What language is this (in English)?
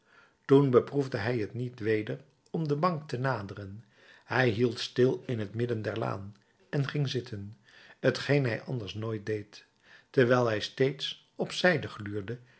Dutch